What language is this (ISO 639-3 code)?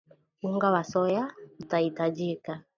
swa